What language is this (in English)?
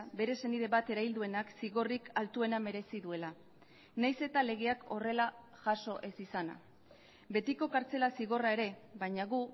Basque